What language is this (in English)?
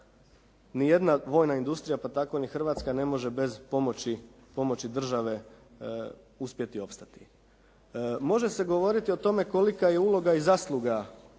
Croatian